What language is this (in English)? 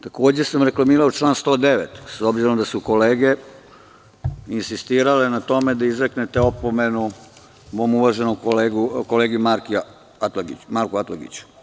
Serbian